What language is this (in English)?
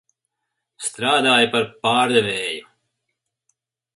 Latvian